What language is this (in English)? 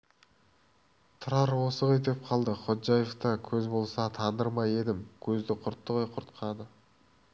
Kazakh